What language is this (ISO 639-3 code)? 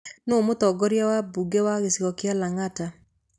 kik